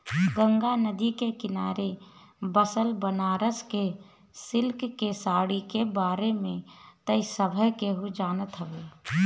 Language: Bhojpuri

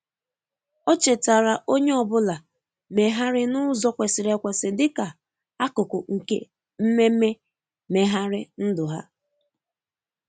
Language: Igbo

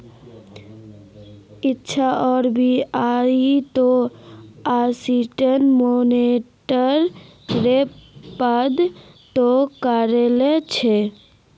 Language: Magahi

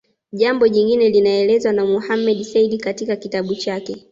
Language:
Swahili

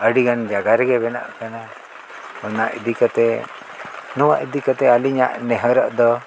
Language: Santali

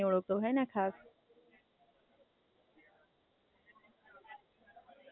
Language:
Gujarati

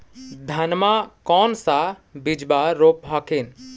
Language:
Magahi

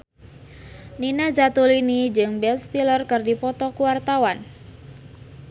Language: Sundanese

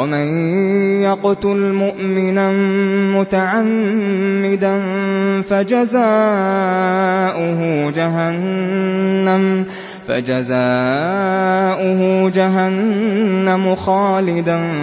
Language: Arabic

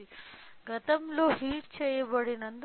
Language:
Telugu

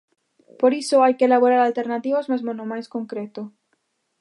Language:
Galician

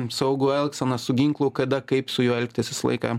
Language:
Lithuanian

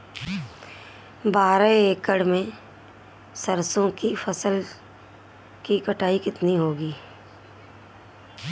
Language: Hindi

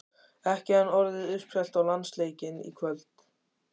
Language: Icelandic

